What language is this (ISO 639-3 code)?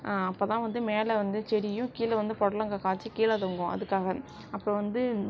tam